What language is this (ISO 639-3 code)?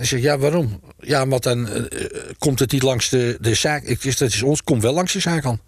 nld